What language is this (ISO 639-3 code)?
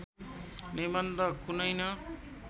nep